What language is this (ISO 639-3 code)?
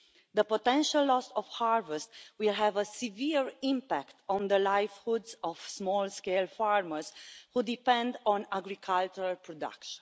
eng